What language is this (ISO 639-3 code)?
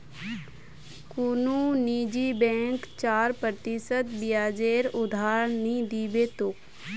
mag